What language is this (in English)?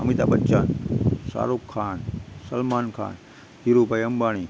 Gujarati